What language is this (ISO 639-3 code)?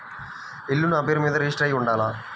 tel